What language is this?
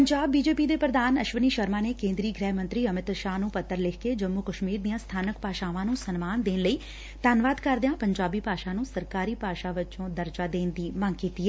Punjabi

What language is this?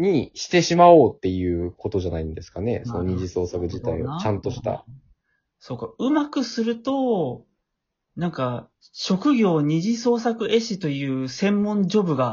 Japanese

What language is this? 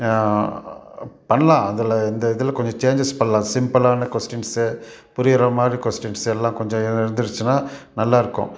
Tamil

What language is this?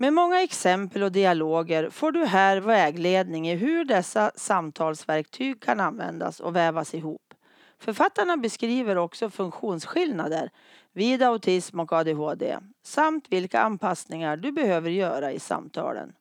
Swedish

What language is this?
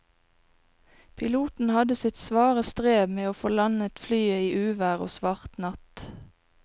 Norwegian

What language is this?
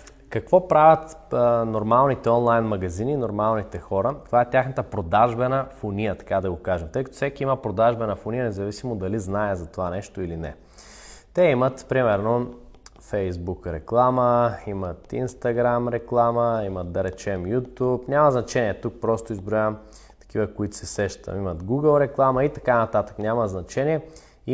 Bulgarian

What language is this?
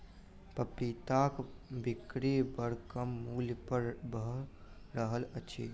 Maithili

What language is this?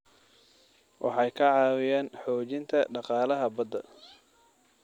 Somali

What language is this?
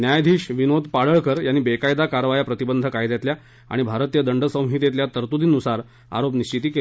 Marathi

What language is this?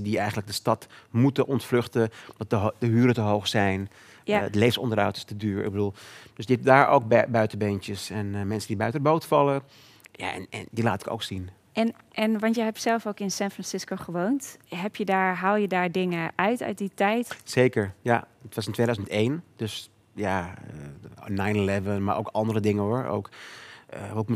Dutch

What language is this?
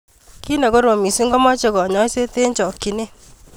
Kalenjin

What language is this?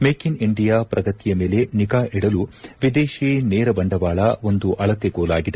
Kannada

